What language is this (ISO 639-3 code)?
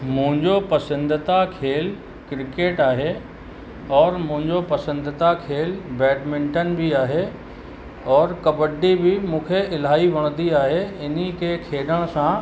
snd